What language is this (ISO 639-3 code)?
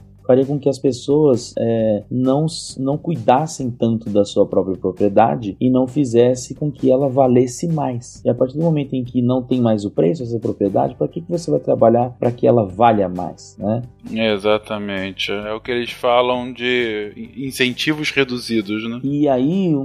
por